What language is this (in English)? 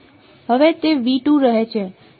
Gujarati